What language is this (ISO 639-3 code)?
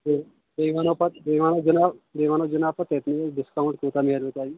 kas